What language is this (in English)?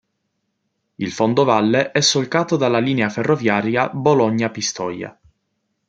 Italian